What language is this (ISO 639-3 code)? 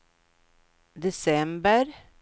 swe